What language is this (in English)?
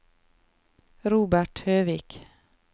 Norwegian